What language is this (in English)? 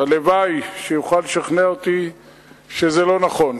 Hebrew